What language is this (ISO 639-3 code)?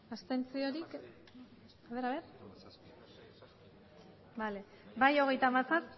eus